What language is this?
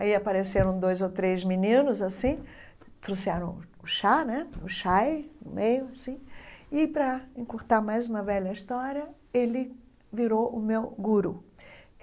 Portuguese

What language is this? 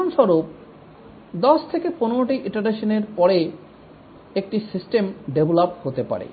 Bangla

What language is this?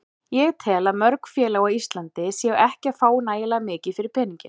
Icelandic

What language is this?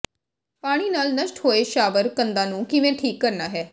Punjabi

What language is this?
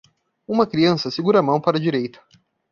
Portuguese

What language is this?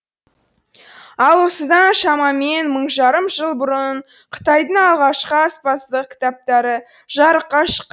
Kazakh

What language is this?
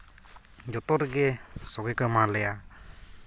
Santali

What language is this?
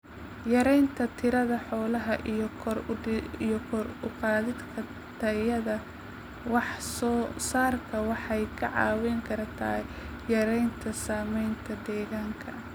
Somali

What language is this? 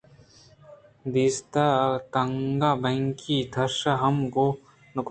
Eastern Balochi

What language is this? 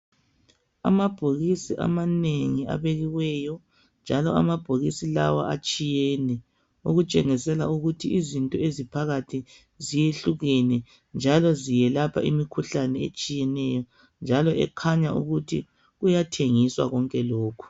North Ndebele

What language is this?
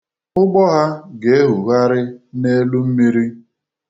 Igbo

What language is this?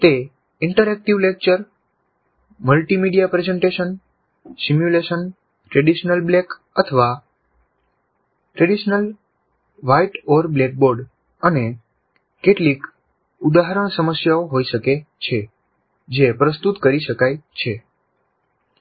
Gujarati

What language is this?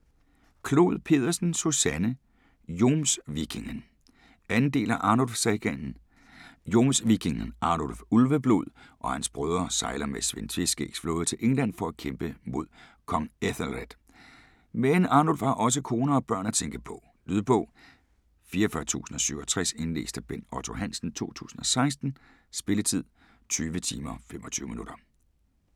Danish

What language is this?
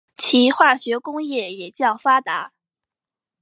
Chinese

